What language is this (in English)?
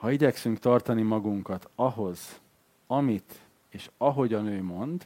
Hungarian